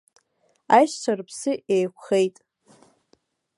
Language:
Abkhazian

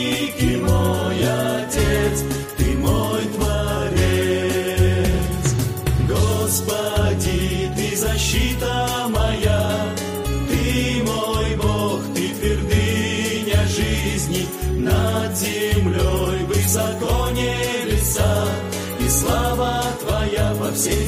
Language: Slovak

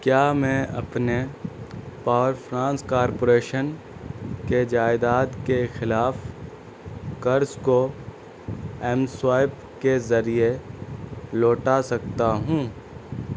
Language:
Urdu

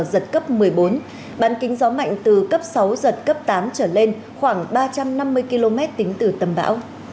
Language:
Vietnamese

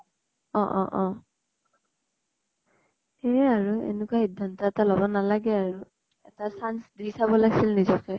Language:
Assamese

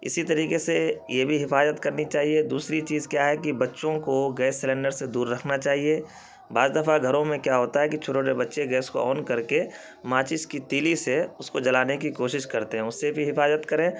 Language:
Urdu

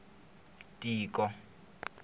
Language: Tsonga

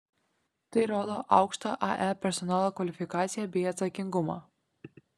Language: Lithuanian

